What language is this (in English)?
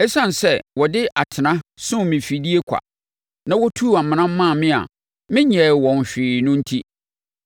Akan